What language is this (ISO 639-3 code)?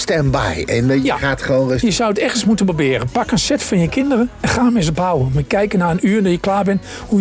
nld